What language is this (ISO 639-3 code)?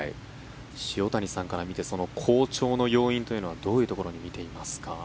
jpn